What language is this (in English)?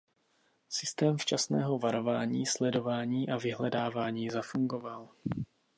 Czech